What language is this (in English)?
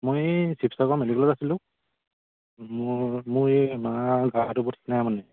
Assamese